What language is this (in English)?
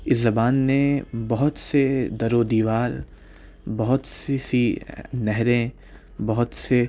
Urdu